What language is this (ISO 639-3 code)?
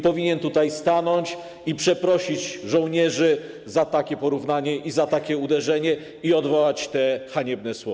pol